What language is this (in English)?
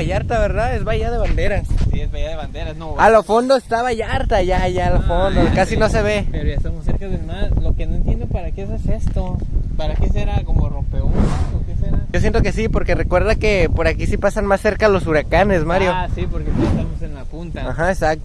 Spanish